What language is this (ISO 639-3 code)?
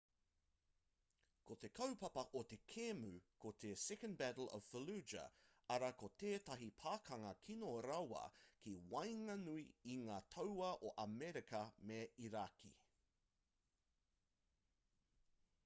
mri